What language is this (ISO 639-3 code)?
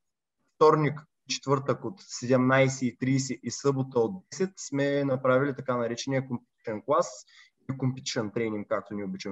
bul